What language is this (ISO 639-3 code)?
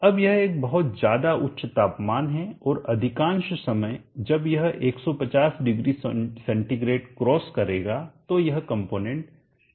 hin